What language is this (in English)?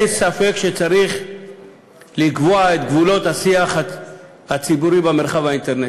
Hebrew